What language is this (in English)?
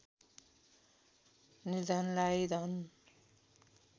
Nepali